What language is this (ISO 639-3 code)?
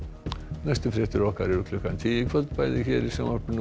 isl